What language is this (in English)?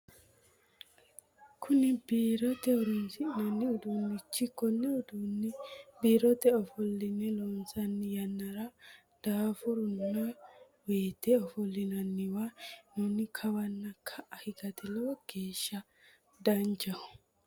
Sidamo